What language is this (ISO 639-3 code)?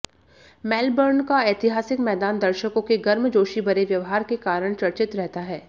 hin